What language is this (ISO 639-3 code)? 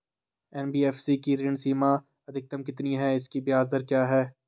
hin